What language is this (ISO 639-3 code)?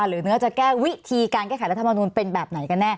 tha